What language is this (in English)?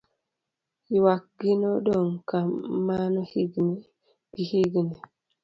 Luo (Kenya and Tanzania)